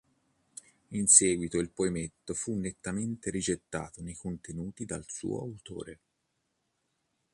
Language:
Italian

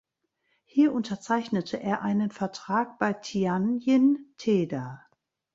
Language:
German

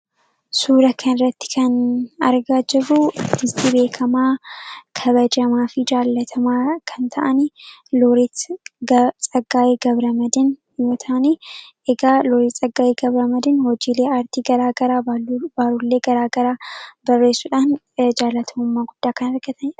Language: Oromo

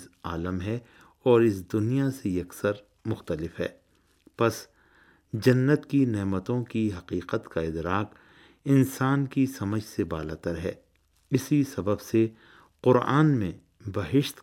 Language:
Urdu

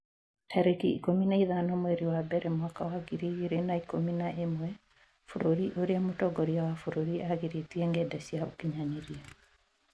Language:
Kikuyu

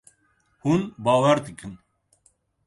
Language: Kurdish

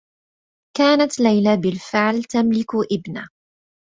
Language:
Arabic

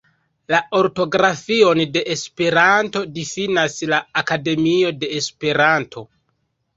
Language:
Esperanto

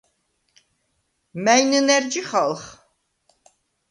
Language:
Svan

